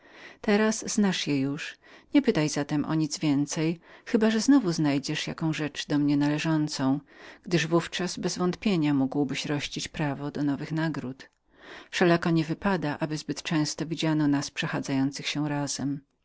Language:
Polish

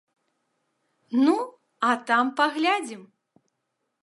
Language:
Belarusian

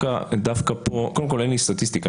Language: Hebrew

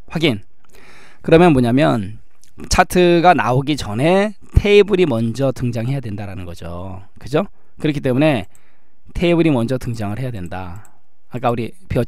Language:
Korean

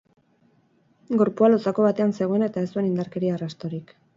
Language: Basque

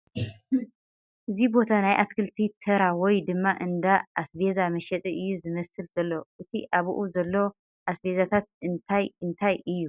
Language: Tigrinya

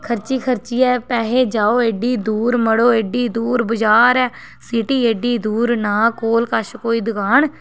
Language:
Dogri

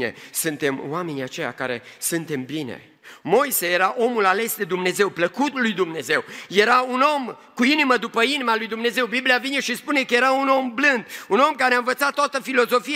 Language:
Romanian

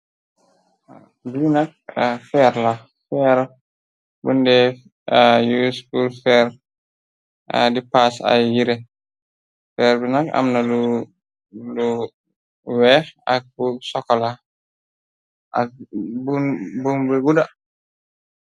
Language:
Wolof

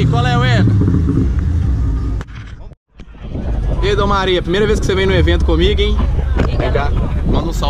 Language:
Portuguese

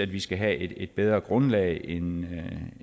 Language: Danish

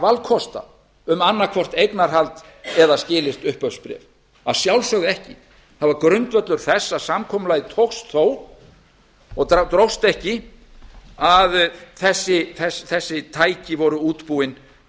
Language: Icelandic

